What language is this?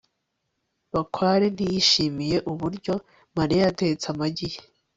Kinyarwanda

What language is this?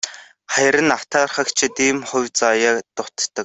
Mongolian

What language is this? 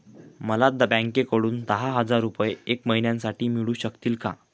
Marathi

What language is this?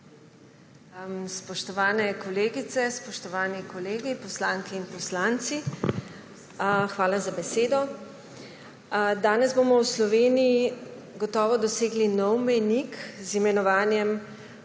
Slovenian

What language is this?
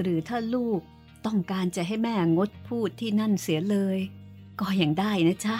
Thai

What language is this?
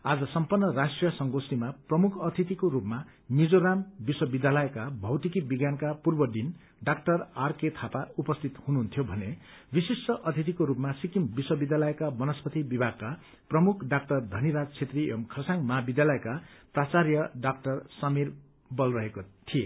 Nepali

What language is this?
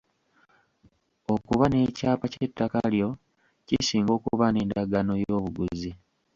Ganda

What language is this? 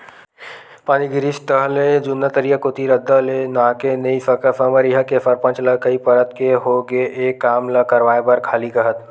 Chhattisgarhi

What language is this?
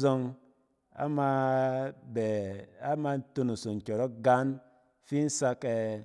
Cen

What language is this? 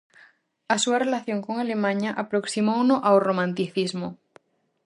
Galician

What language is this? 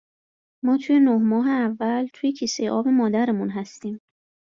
Persian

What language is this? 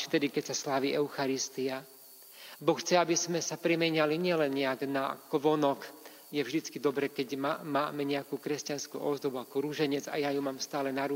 Slovak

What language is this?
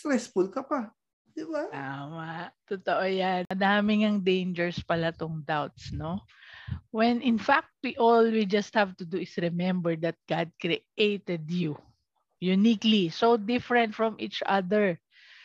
Filipino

